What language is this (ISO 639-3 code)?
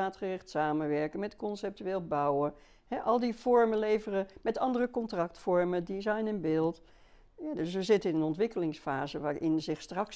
nld